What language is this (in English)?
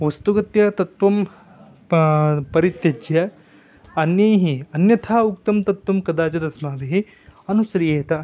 Sanskrit